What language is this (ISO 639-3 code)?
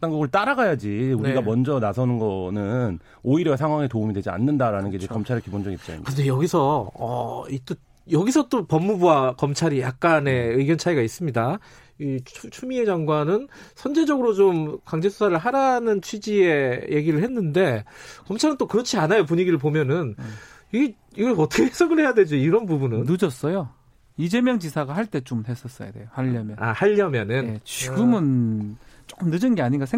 kor